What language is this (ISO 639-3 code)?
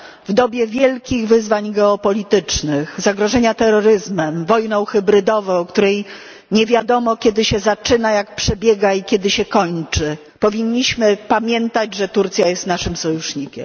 pol